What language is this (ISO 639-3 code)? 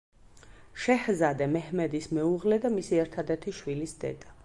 kat